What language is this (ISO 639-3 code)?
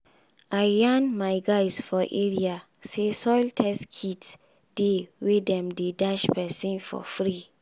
pcm